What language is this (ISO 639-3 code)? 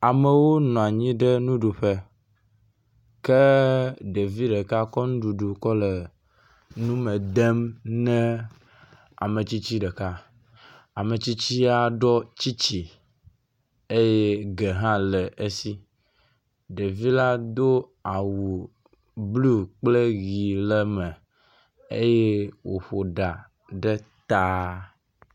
ewe